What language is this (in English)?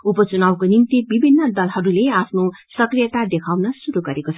Nepali